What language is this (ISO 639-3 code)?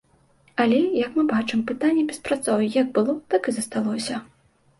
bel